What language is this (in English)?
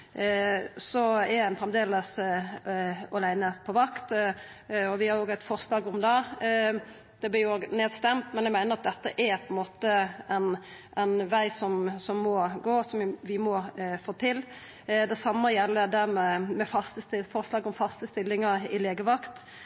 Norwegian Nynorsk